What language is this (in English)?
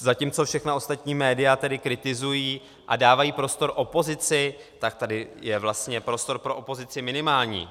Czech